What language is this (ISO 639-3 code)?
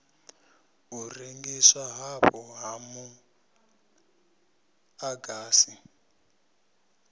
ven